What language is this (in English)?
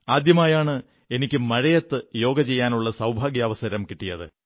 Malayalam